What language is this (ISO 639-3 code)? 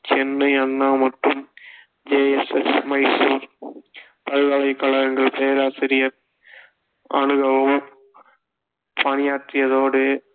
tam